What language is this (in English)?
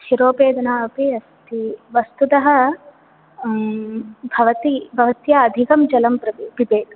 Sanskrit